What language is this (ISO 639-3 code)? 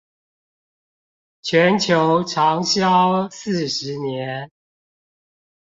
zho